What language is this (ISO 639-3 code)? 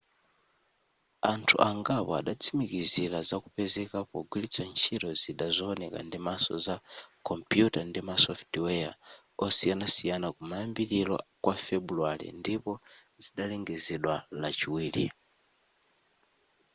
nya